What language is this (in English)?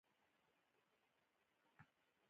Pashto